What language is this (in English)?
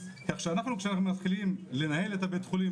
Hebrew